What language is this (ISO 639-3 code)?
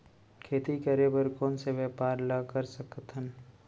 hne